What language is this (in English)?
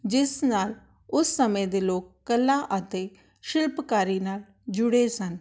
Punjabi